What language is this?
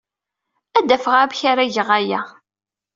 Kabyle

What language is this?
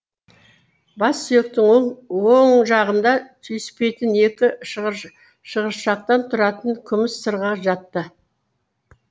Kazakh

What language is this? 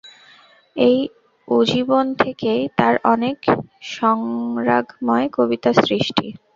Bangla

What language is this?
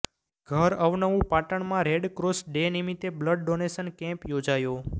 Gujarati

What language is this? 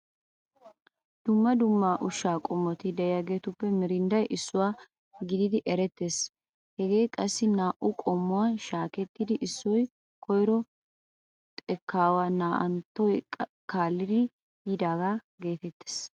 Wolaytta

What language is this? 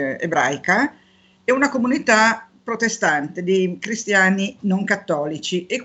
Italian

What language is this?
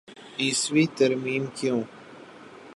Urdu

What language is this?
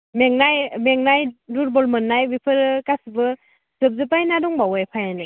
Bodo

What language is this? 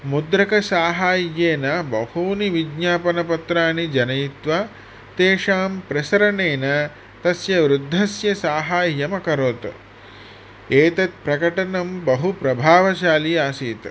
Sanskrit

